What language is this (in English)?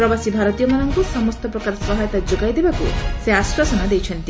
Odia